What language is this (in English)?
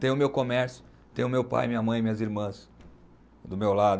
Portuguese